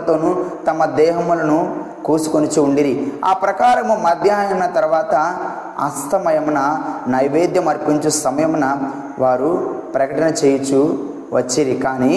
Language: Telugu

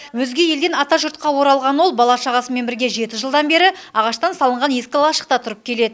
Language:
Kazakh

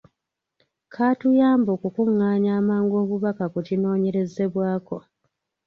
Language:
Ganda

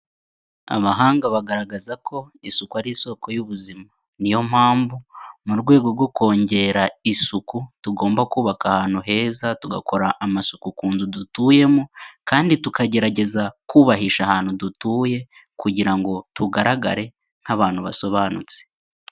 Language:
Kinyarwanda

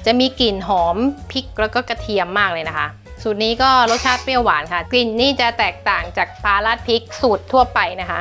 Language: Thai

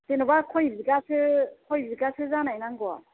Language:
Bodo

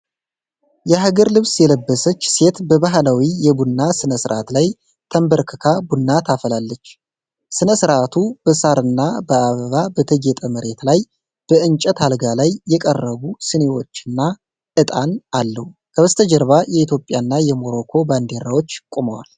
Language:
Amharic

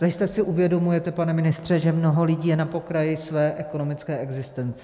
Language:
Czech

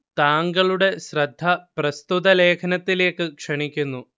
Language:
Malayalam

